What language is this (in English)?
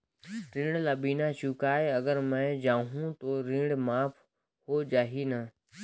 Chhattisgarhi